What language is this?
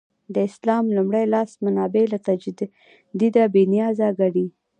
Pashto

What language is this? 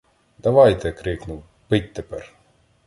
Ukrainian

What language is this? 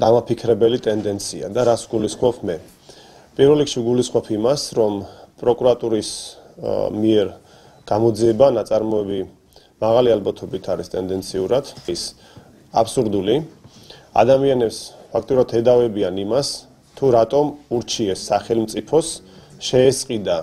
Greek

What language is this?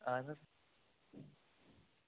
Kashmiri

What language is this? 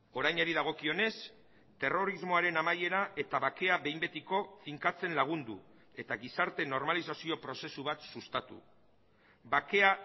Basque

